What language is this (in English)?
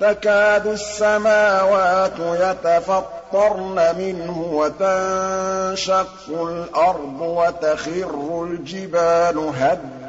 Arabic